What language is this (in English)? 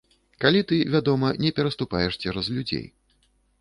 Belarusian